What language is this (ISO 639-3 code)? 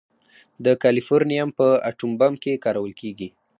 pus